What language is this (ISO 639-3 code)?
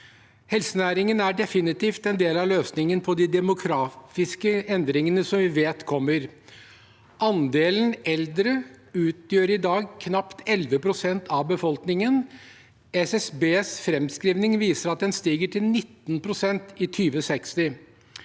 nor